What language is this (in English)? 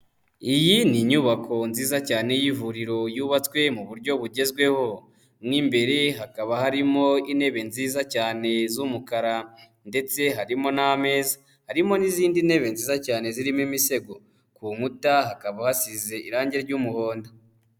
Kinyarwanda